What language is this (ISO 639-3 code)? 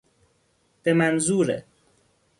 fas